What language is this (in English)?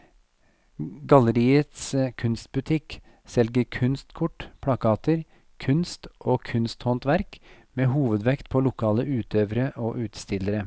Norwegian